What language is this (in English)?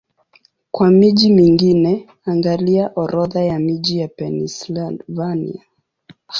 Swahili